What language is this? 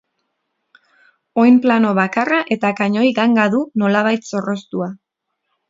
Basque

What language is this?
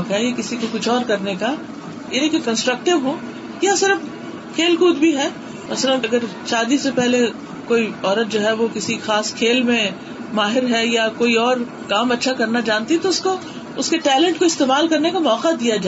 Urdu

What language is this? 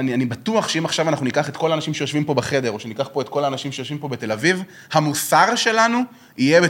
Hebrew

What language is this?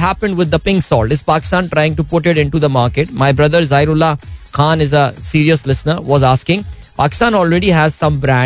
Hindi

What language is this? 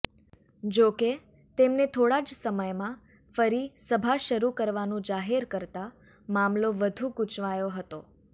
Gujarati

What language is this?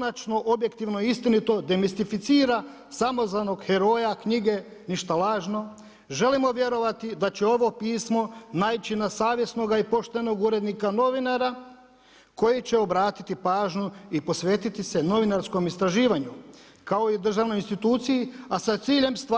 Croatian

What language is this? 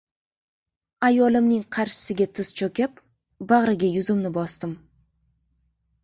Uzbek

